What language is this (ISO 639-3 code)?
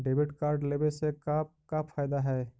mag